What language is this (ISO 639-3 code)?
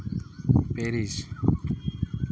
sat